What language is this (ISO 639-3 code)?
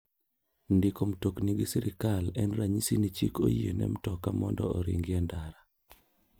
luo